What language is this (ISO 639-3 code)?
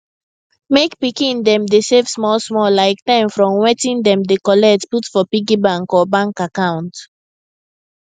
pcm